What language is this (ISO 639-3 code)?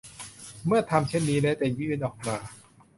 tha